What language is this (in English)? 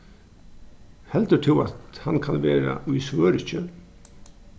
Faroese